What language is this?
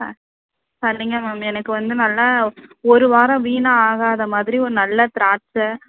Tamil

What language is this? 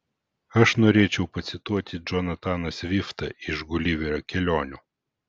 Lithuanian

